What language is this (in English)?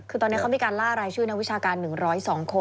Thai